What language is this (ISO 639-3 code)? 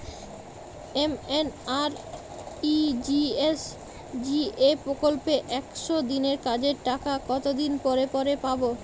ben